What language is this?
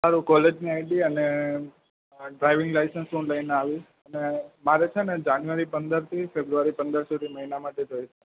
Gujarati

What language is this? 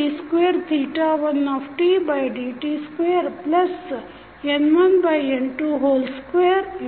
Kannada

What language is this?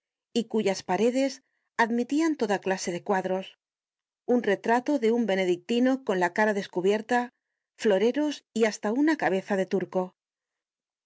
Spanish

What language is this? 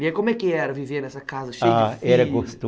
Portuguese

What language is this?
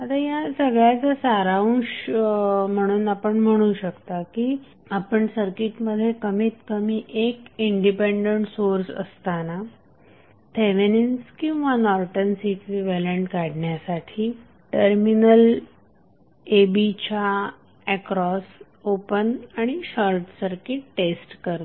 Marathi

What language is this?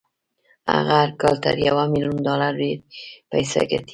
Pashto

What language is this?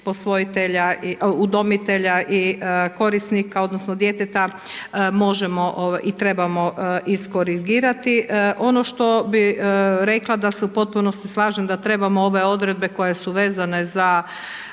Croatian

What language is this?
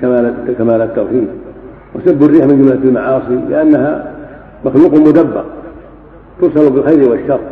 Arabic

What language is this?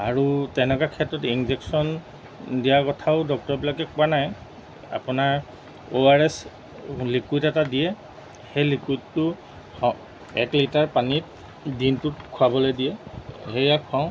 Assamese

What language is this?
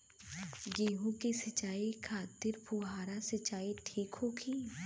Bhojpuri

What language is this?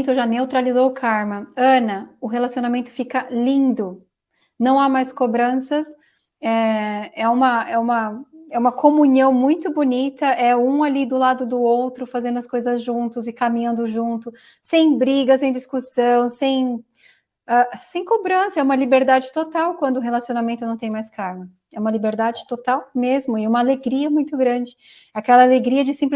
Portuguese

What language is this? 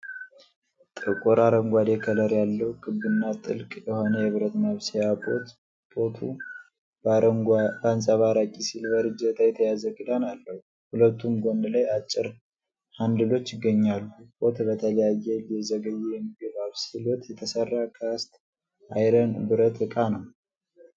Amharic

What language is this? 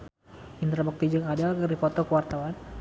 Sundanese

